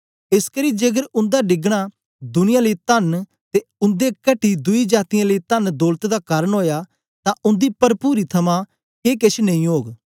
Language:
Dogri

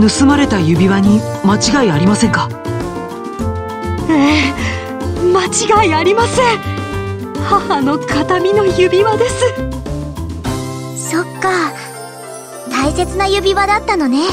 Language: Japanese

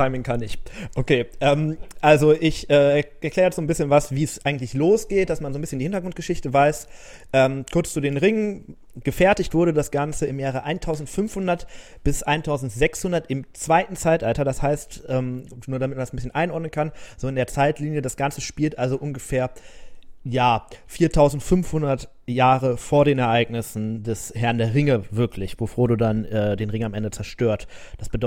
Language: German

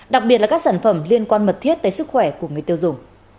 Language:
Vietnamese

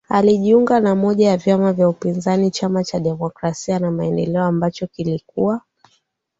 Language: Swahili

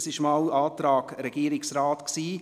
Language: Swiss German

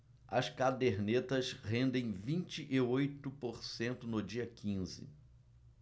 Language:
Portuguese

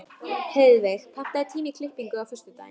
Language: Icelandic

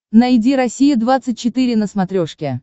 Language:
Russian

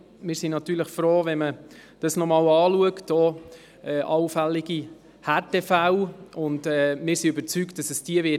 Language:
Swiss German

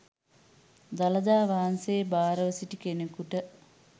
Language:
Sinhala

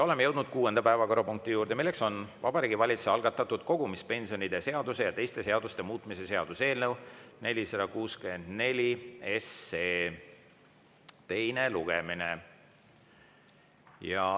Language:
Estonian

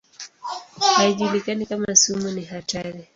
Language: Swahili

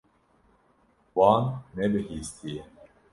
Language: Kurdish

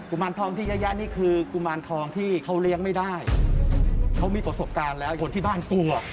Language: Thai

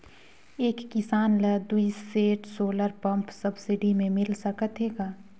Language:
Chhattisgarhi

